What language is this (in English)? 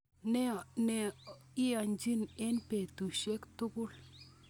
Kalenjin